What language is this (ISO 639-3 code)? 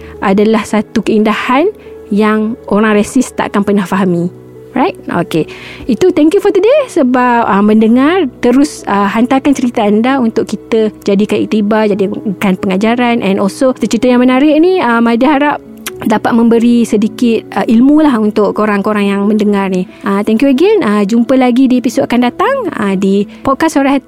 msa